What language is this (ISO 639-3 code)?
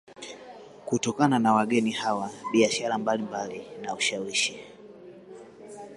swa